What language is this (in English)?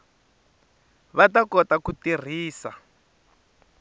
Tsonga